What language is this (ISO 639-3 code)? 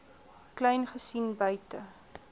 afr